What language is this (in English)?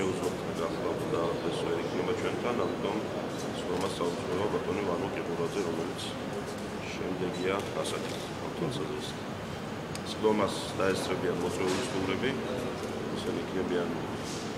Romanian